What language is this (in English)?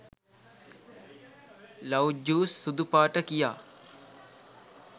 Sinhala